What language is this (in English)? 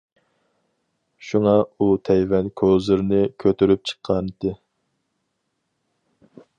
Uyghur